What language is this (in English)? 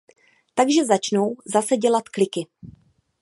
Czech